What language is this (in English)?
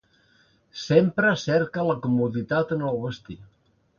Catalan